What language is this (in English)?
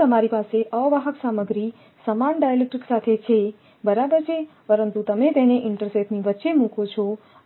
Gujarati